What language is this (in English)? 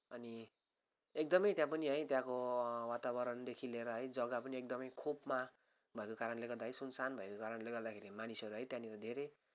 Nepali